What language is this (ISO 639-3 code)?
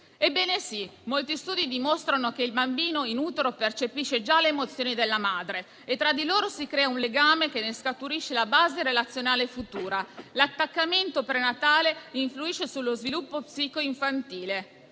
ita